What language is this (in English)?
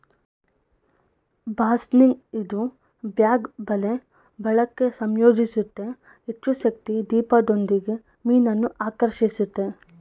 Kannada